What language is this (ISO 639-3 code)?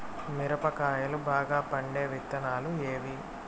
tel